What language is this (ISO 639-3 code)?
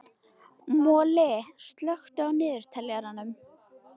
isl